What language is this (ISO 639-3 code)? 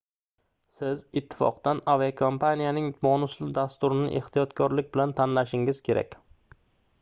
uzb